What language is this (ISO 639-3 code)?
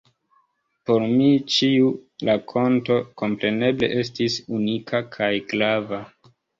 epo